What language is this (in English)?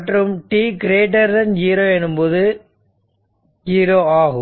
Tamil